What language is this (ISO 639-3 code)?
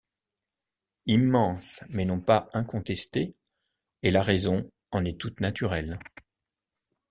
fra